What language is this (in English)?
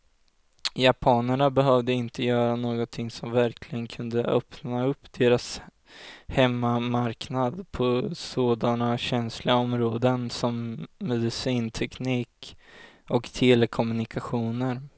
Swedish